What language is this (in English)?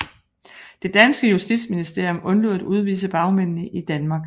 Danish